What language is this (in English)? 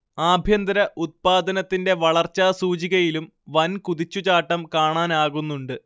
Malayalam